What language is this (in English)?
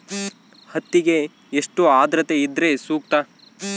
Kannada